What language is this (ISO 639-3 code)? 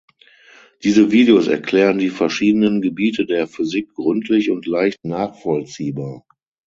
deu